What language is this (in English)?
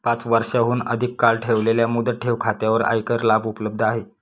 Marathi